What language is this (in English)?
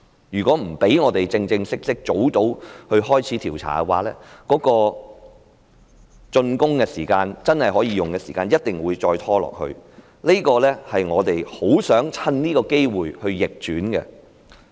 Cantonese